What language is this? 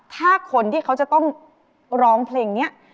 Thai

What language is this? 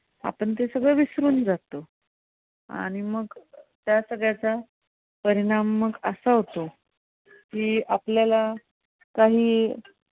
Marathi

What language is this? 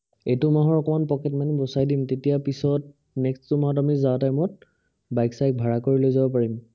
Assamese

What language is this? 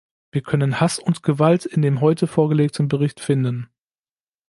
German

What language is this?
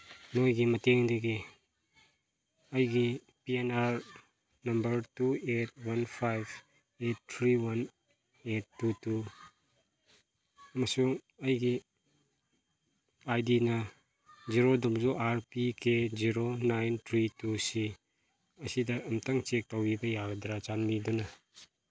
Manipuri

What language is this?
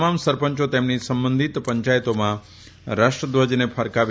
Gujarati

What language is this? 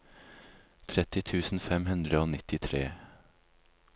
Norwegian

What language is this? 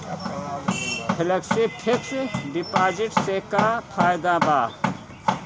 Bhojpuri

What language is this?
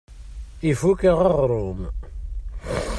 Kabyle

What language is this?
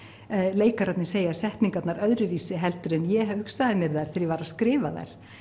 Icelandic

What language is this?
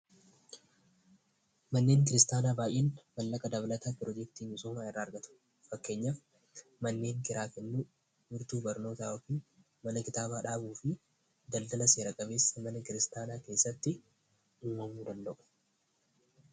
Oromo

